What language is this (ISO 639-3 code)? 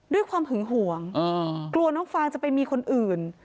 tha